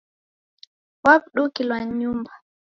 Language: Taita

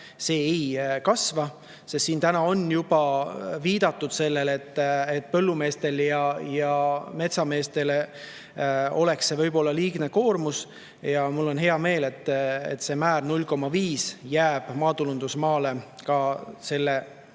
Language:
Estonian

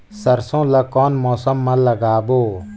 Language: Chhattisgarhi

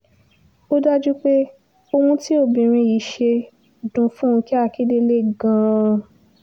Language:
Yoruba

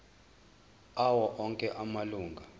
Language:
Zulu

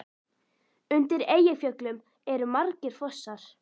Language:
Icelandic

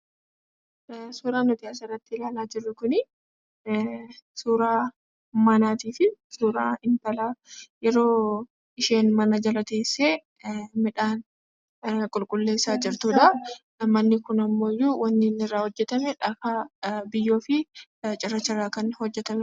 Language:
Oromo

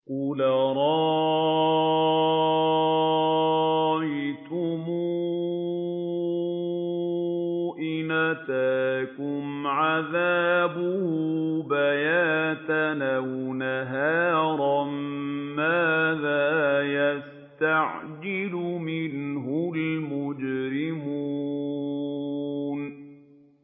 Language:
Arabic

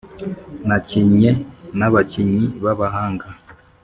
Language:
Kinyarwanda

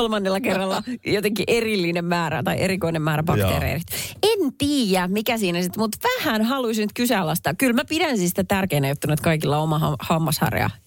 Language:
Finnish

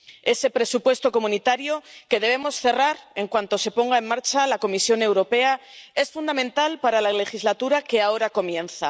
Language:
Spanish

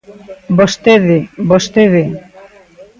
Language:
Galician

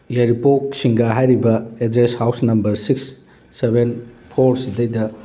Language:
Manipuri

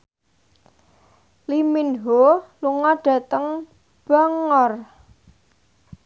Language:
Javanese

